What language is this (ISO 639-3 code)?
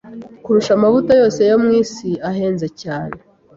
kin